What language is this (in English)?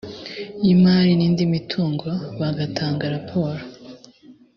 Kinyarwanda